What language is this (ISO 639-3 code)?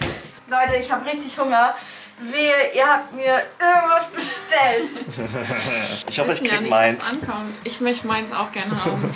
deu